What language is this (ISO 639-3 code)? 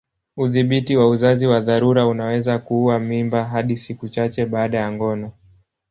swa